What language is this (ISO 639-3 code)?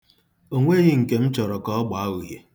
ibo